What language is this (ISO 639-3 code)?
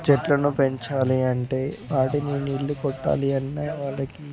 tel